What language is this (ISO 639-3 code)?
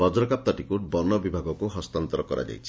ori